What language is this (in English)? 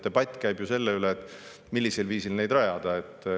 Estonian